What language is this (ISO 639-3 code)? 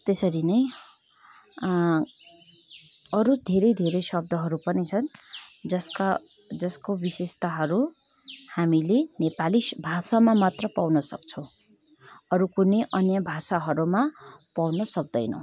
nep